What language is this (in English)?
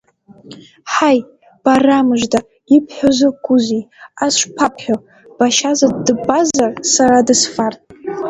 Abkhazian